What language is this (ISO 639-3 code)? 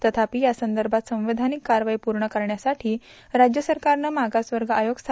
mar